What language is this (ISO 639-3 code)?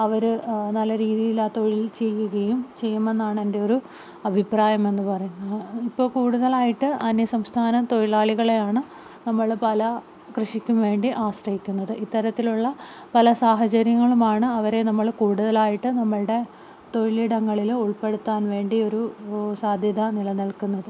mal